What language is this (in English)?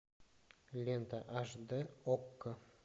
Russian